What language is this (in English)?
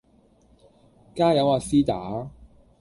Cantonese